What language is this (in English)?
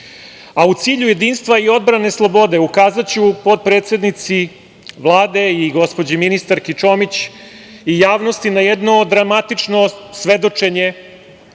Serbian